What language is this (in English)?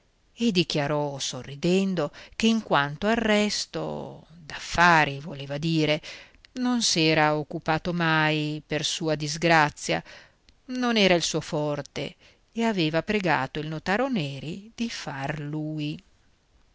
Italian